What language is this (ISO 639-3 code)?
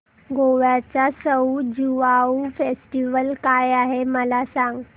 mar